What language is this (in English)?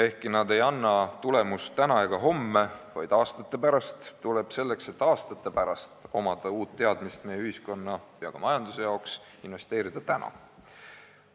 Estonian